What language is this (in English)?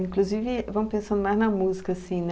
Portuguese